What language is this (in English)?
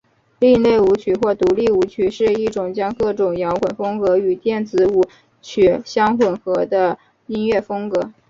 Chinese